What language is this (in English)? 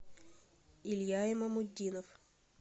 Russian